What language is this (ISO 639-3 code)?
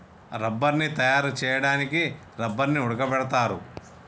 tel